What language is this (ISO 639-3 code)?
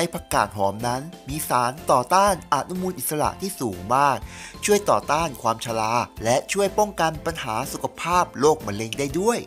tha